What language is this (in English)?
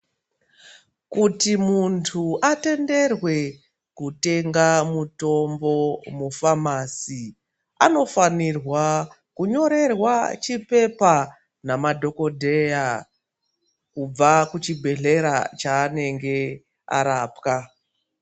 Ndau